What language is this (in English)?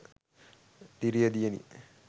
Sinhala